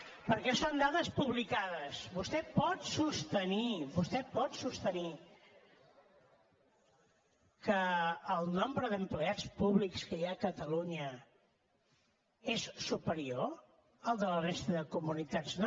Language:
Catalan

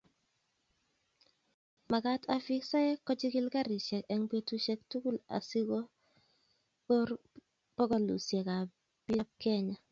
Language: Kalenjin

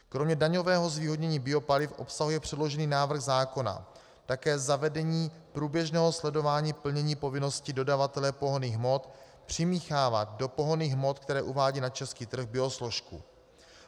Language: Czech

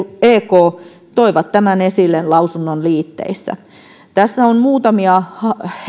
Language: Finnish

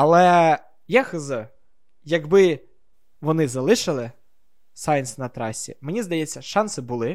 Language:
Ukrainian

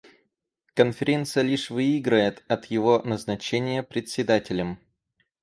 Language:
Russian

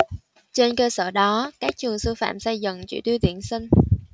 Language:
Vietnamese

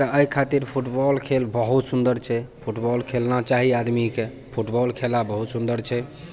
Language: Maithili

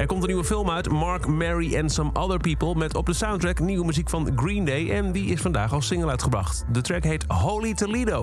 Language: Dutch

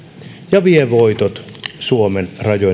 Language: Finnish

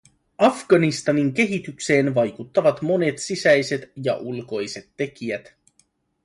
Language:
Finnish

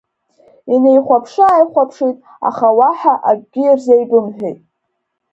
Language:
Abkhazian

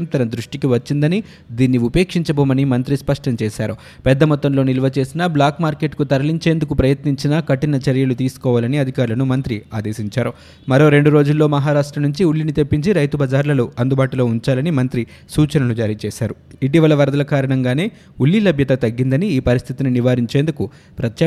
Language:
Telugu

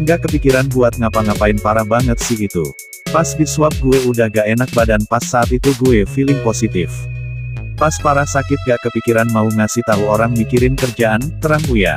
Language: Indonesian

